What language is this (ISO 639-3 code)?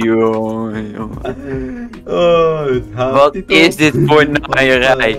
nld